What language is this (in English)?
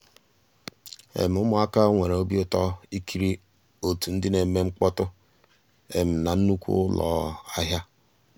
Igbo